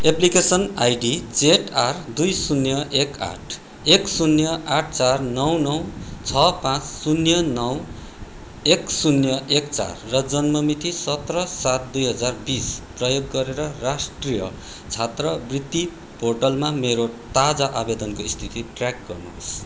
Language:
Nepali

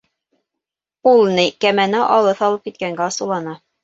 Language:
Bashkir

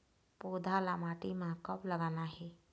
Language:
Chhattisgarhi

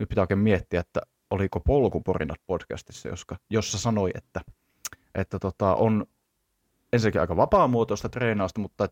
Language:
Finnish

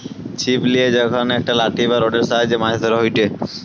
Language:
Bangla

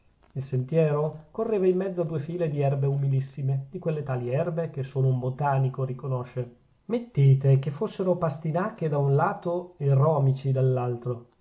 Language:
Italian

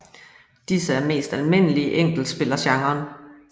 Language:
Danish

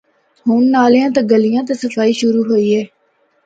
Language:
Northern Hindko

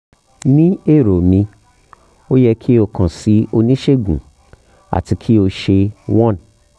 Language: Yoruba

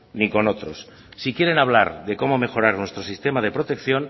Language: Spanish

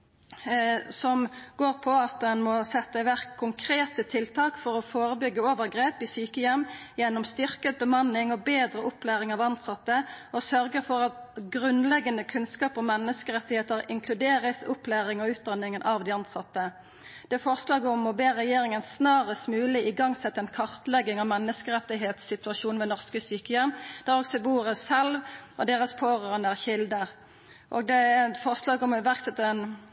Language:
Norwegian Nynorsk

